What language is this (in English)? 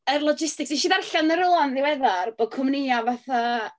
Welsh